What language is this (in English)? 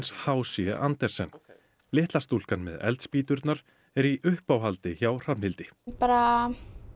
Icelandic